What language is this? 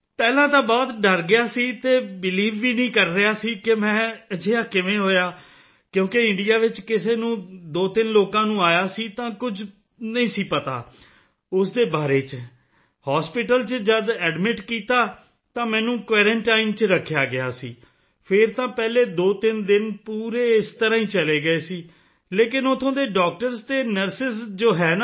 Punjabi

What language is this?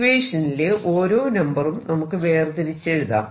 Malayalam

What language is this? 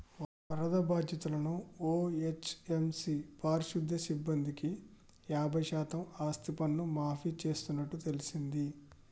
Telugu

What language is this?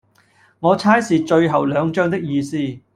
Cantonese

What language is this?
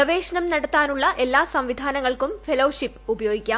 Malayalam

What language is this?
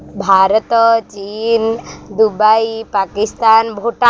Odia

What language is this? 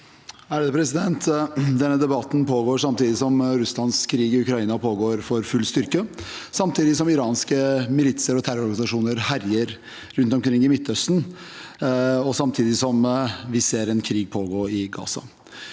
Norwegian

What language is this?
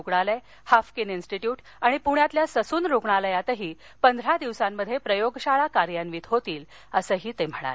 Marathi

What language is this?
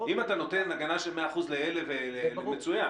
Hebrew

